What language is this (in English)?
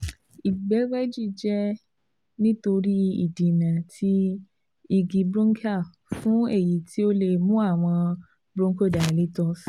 Yoruba